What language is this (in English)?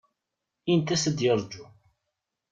Kabyle